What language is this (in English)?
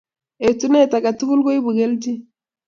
Kalenjin